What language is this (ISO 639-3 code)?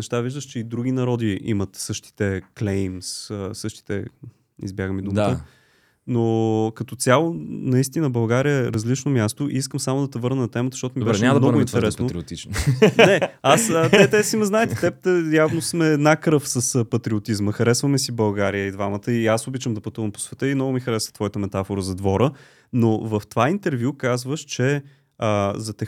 bul